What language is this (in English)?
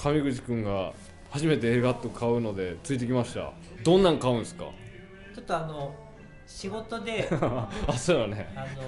Japanese